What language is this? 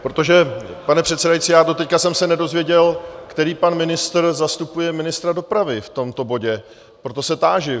Czech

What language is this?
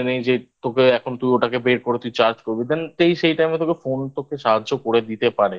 Bangla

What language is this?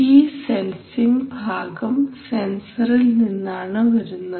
Malayalam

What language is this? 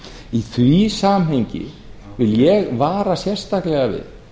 Icelandic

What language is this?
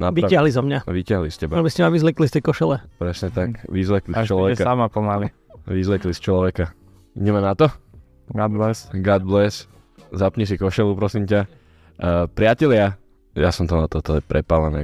Slovak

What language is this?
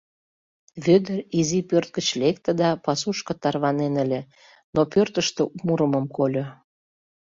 Mari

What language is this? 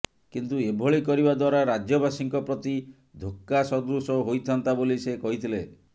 Odia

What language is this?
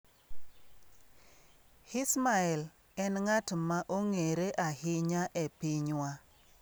Luo (Kenya and Tanzania)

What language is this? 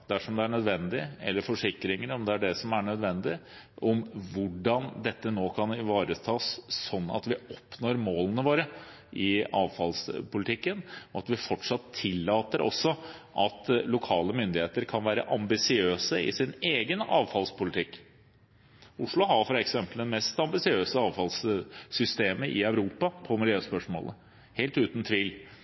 Norwegian Bokmål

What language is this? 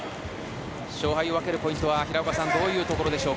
Japanese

